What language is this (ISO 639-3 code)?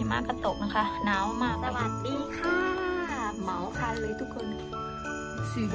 tha